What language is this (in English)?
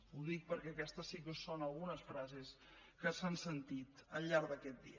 Catalan